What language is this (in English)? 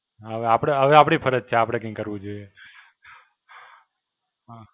Gujarati